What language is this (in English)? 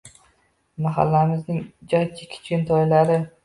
Uzbek